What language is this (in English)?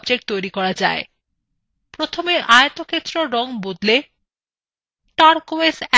Bangla